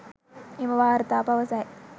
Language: Sinhala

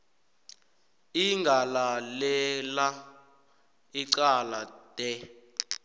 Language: South Ndebele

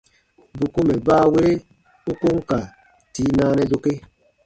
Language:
Baatonum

